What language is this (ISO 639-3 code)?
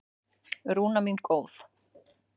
isl